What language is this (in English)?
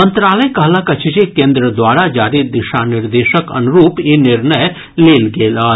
Maithili